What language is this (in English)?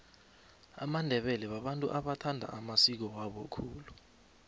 South Ndebele